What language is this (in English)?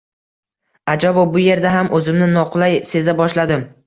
Uzbek